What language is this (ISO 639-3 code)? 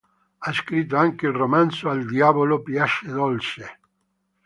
ita